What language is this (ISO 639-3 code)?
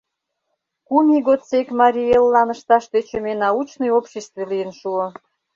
chm